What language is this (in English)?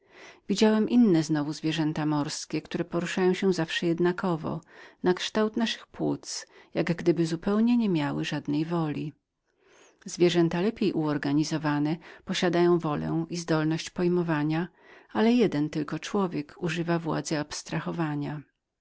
Polish